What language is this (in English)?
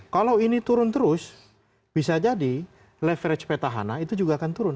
Indonesian